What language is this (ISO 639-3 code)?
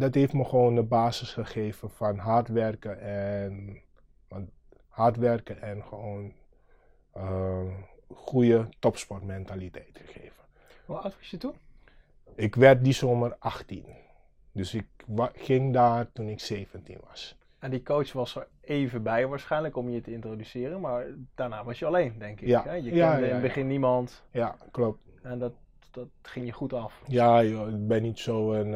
nld